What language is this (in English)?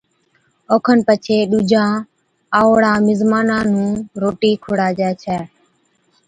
Od